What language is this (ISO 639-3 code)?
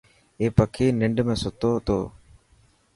mki